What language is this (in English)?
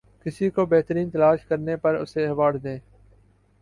Urdu